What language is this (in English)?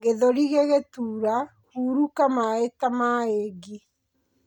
Kikuyu